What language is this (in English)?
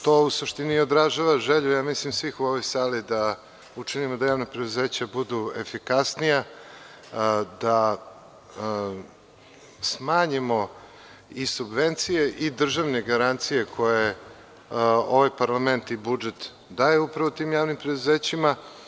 Serbian